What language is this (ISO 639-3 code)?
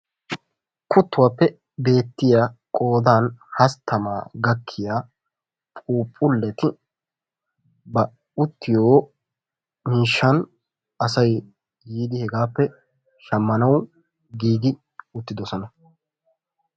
wal